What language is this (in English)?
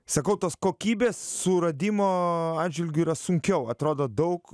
Lithuanian